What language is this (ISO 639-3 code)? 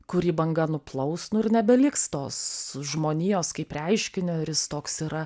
lit